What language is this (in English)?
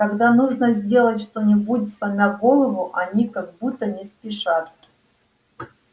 Russian